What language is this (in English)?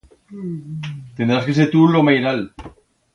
Aragonese